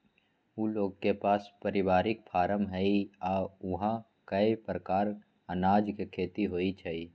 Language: Magahi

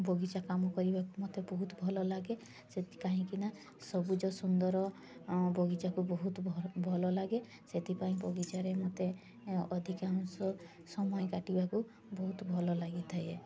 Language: Odia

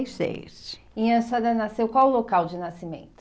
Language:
Portuguese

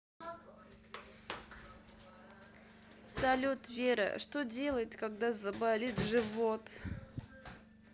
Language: Russian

